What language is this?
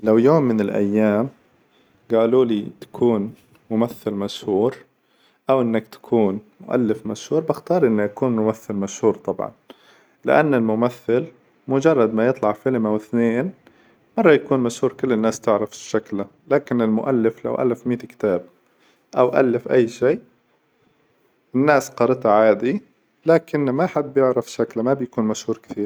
Hijazi Arabic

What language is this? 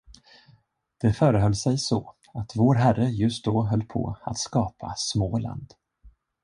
Swedish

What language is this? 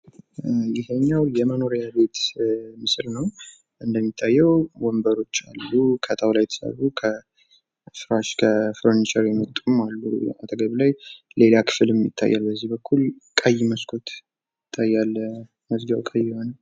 Amharic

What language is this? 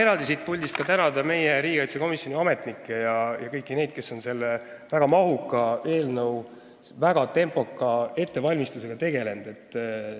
Estonian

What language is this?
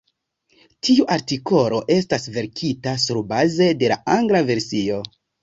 Esperanto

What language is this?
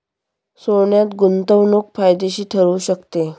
Marathi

